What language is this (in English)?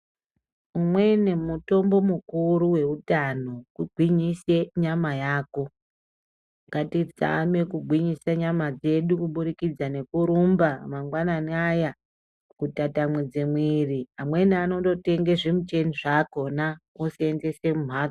Ndau